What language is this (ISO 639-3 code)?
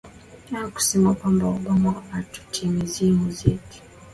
swa